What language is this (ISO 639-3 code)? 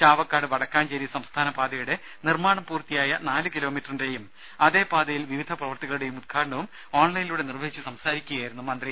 mal